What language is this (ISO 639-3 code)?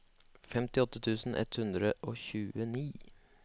nor